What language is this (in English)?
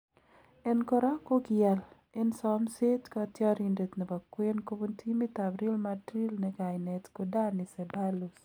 Kalenjin